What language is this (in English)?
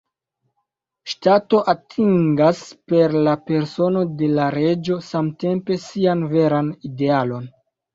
Esperanto